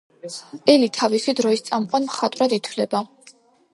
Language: Georgian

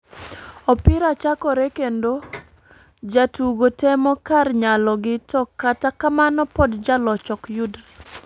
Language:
Luo (Kenya and Tanzania)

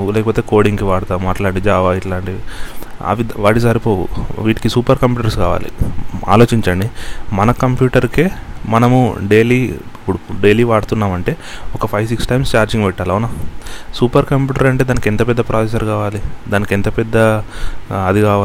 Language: Telugu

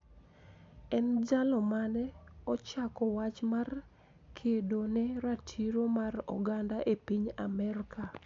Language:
Luo (Kenya and Tanzania)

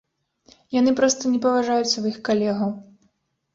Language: Belarusian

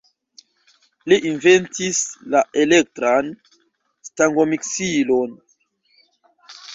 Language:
Esperanto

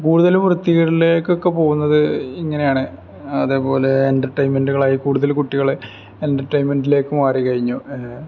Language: Malayalam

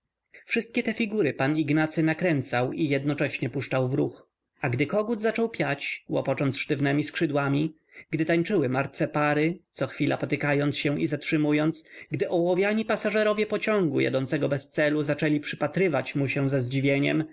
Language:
Polish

